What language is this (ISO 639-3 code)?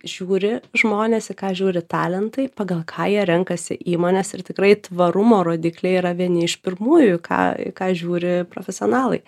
lit